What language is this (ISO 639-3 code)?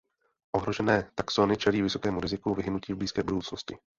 ces